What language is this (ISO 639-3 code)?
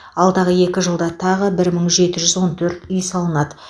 kaz